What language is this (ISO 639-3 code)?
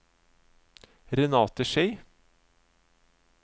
nor